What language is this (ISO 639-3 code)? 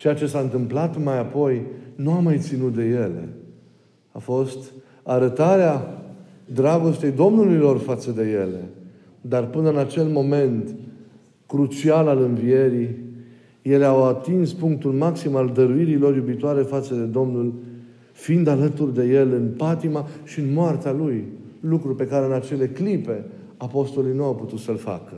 ron